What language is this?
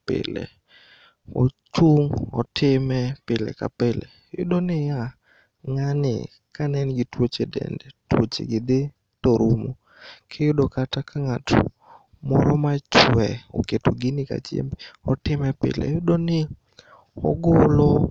Luo (Kenya and Tanzania)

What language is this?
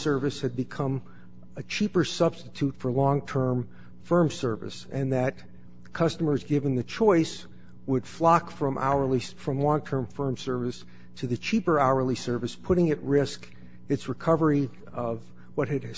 English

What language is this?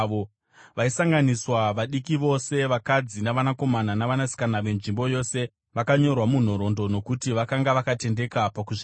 Shona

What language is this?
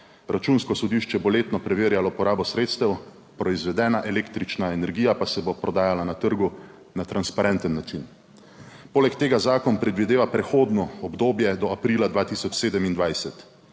Slovenian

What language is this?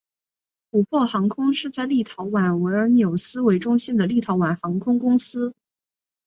Chinese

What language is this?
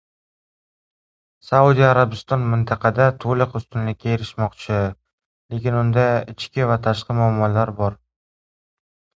Uzbek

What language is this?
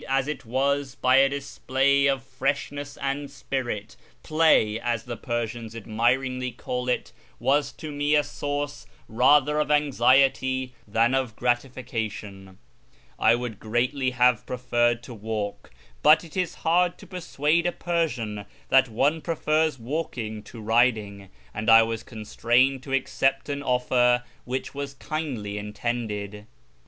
English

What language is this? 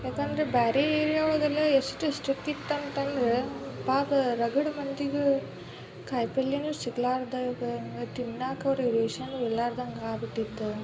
Kannada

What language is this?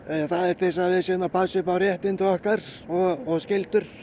Icelandic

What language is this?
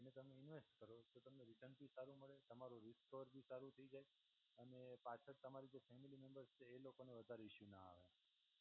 Gujarati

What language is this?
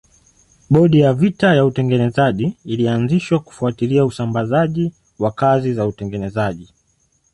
Swahili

